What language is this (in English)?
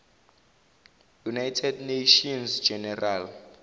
Zulu